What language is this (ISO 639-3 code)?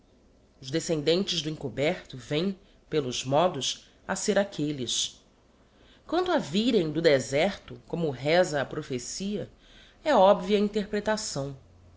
por